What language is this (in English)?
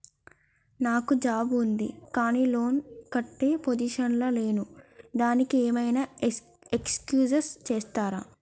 Telugu